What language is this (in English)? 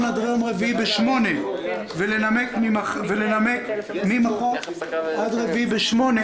Hebrew